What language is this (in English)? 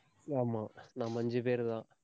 Tamil